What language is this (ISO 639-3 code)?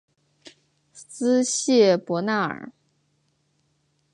zho